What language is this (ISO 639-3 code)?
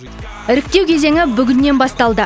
kaz